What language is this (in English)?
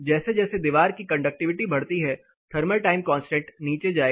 Hindi